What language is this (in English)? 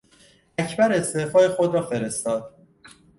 Persian